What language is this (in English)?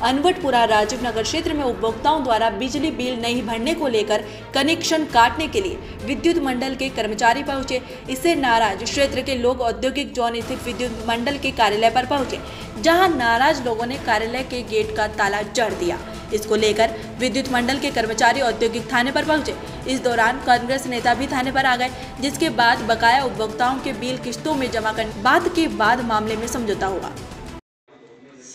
Hindi